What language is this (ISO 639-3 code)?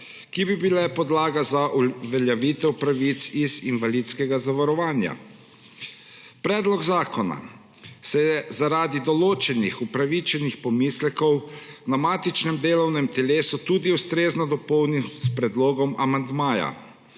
slv